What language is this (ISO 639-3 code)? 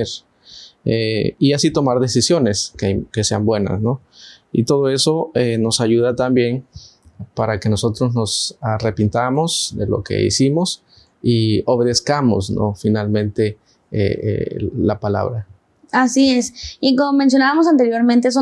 spa